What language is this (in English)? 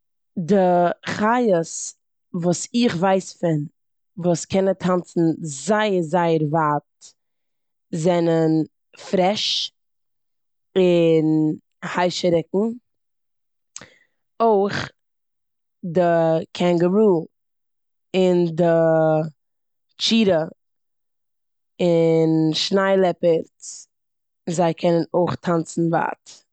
Yiddish